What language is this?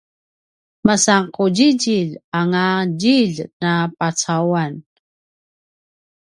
Paiwan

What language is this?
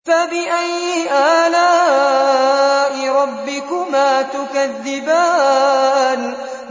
Arabic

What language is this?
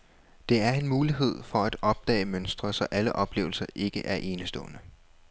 Danish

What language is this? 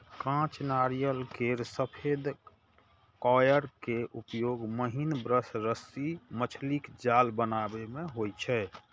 Maithili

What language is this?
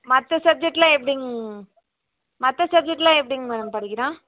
Tamil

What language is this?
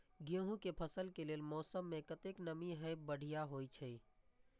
Maithili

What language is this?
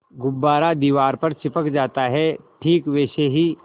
Hindi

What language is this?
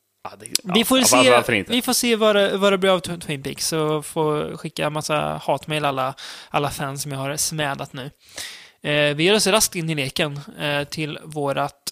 Swedish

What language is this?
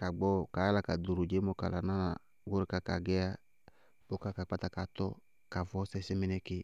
Bago-Kusuntu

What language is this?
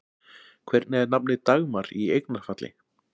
Icelandic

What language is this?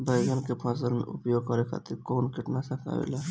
Bhojpuri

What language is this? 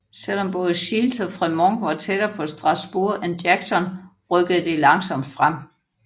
Danish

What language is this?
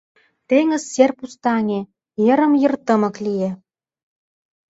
Mari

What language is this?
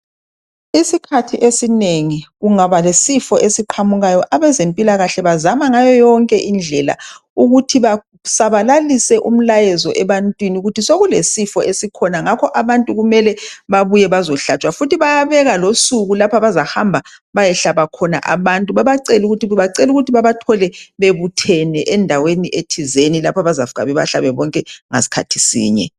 North Ndebele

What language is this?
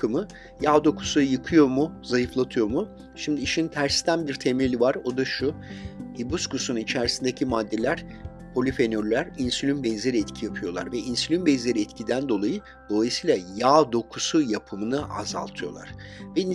Turkish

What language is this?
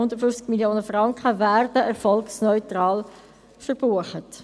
Swiss German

